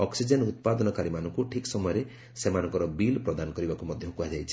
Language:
Odia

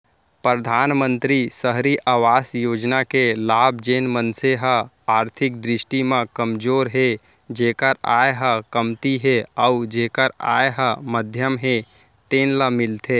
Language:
Chhattisgarhi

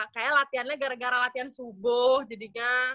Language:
Indonesian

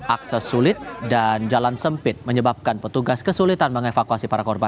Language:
Indonesian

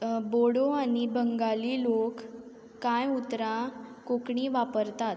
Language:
Konkani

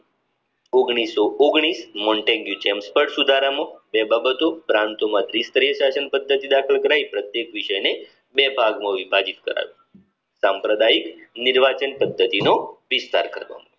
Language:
Gujarati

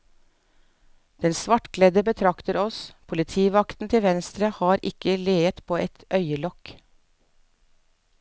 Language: Norwegian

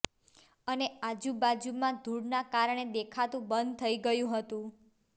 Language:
Gujarati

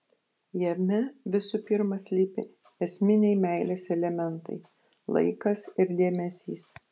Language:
Lithuanian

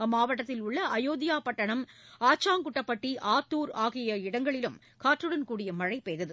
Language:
Tamil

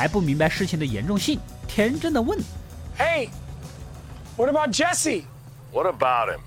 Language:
Chinese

